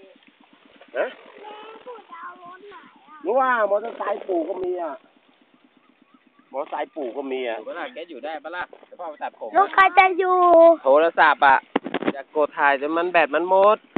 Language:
Thai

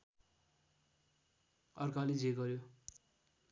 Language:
Nepali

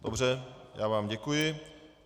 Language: Czech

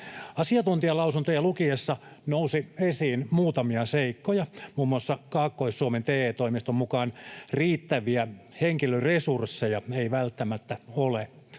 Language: Finnish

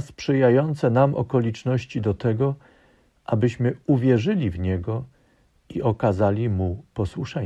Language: Polish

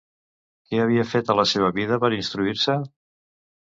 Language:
Catalan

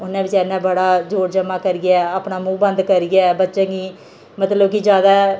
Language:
Dogri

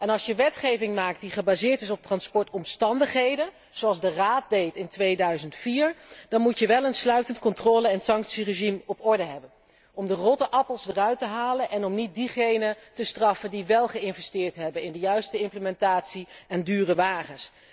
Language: Dutch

